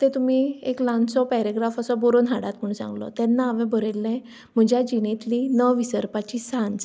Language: Konkani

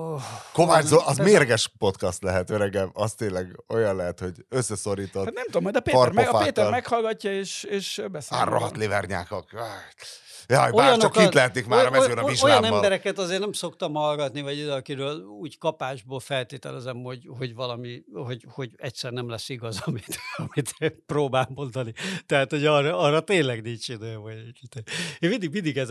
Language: Hungarian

